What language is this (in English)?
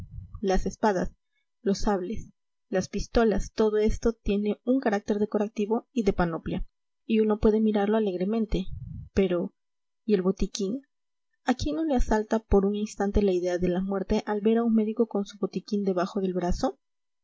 Spanish